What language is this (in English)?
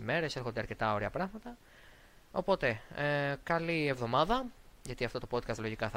Greek